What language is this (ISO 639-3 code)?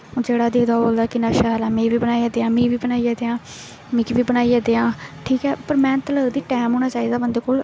doi